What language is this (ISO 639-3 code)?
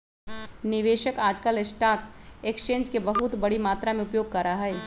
mag